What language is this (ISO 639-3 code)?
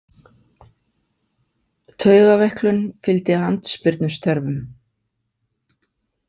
isl